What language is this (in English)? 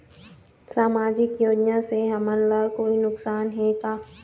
Chhattisgarhi